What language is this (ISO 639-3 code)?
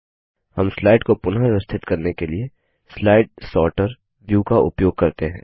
hin